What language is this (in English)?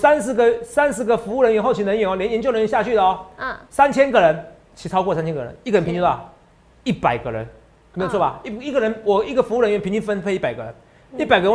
Chinese